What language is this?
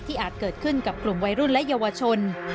Thai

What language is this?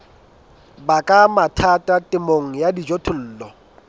Southern Sotho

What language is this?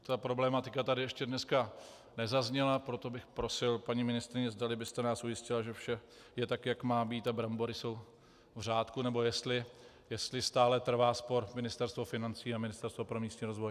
Czech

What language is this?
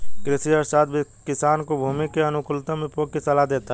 Hindi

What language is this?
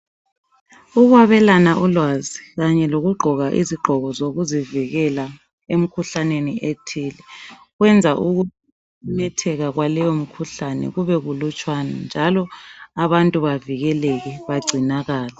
North Ndebele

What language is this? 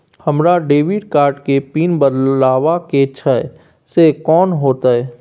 Maithili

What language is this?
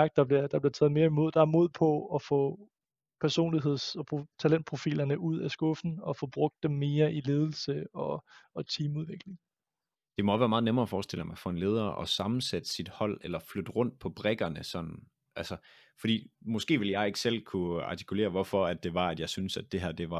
Danish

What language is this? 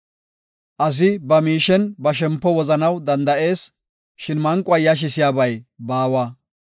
Gofa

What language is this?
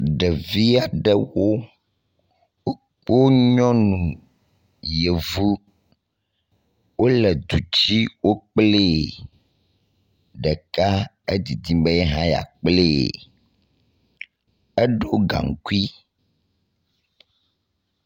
Ewe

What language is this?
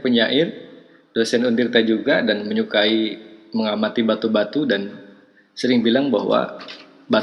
Indonesian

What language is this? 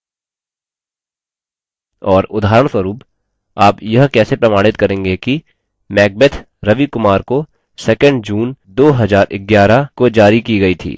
Hindi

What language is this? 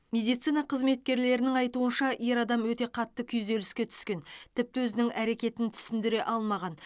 Kazakh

